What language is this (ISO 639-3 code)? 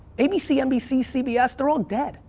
eng